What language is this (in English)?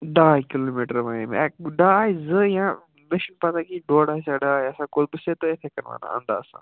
Kashmiri